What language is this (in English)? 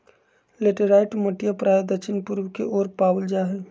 Magahi